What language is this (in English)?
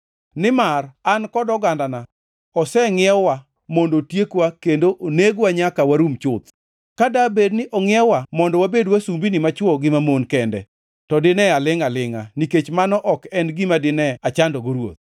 Luo (Kenya and Tanzania)